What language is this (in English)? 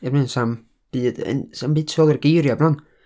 Welsh